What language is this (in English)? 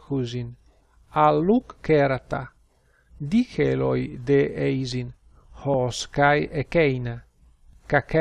Greek